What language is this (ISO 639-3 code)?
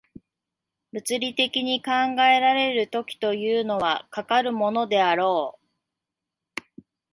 jpn